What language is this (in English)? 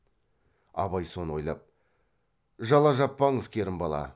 Kazakh